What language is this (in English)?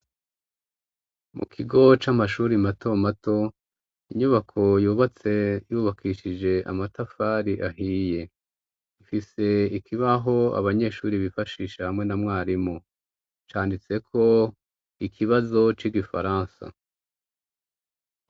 Rundi